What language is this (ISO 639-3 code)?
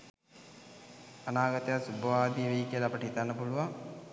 sin